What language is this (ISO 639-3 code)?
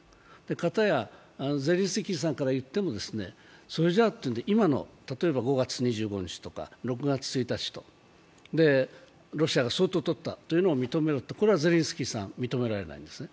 jpn